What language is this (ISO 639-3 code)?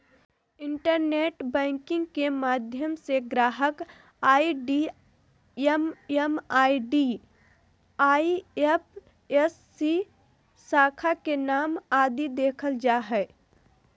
mag